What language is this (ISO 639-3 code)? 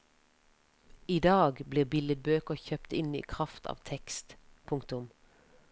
nor